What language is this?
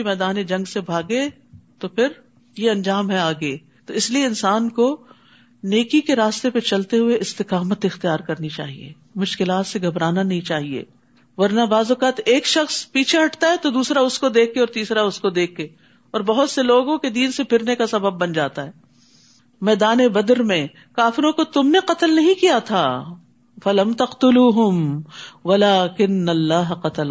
Urdu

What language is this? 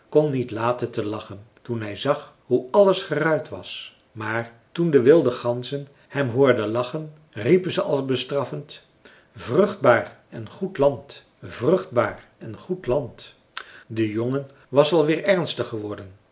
Dutch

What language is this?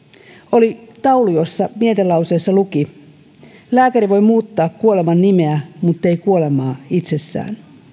Finnish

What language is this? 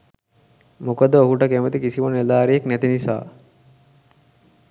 Sinhala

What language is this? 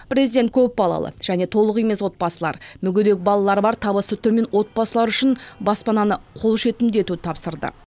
Kazakh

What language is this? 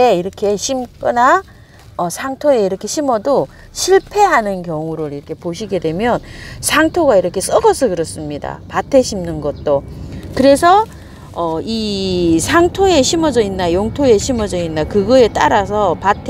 Korean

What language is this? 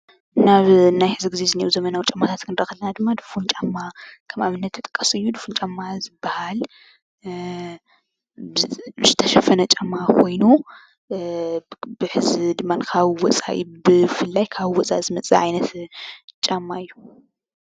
Tigrinya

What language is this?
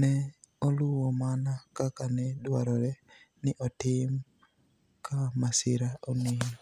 Luo (Kenya and Tanzania)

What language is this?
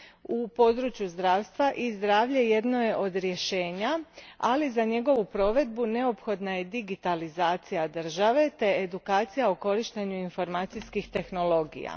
Croatian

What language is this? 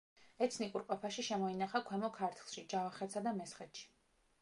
Georgian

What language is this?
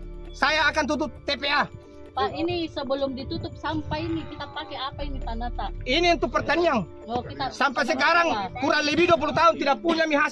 Indonesian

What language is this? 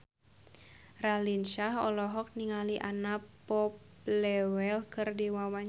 Sundanese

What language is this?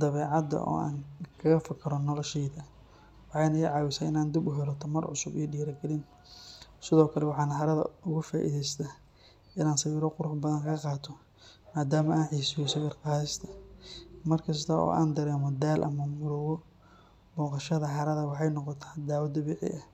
Somali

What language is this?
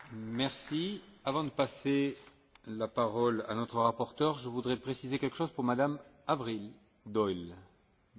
French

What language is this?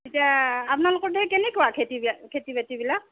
Assamese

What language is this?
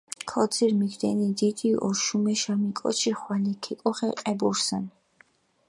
Mingrelian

